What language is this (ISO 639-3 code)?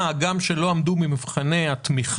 heb